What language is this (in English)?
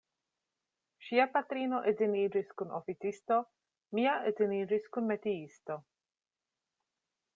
Esperanto